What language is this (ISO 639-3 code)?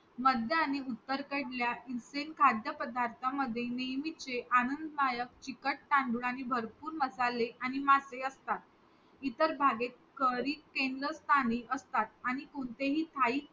mar